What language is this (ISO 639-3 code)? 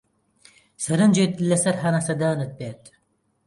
ckb